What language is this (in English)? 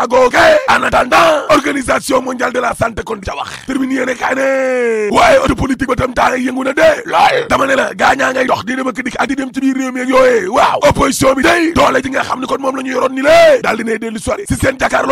French